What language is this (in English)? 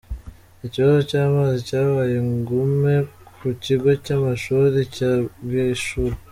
Kinyarwanda